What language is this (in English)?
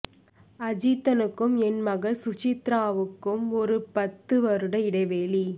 Tamil